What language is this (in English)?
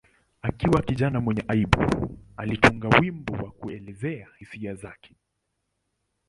Swahili